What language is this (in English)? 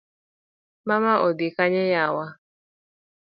Luo (Kenya and Tanzania)